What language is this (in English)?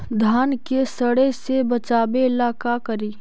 Magahi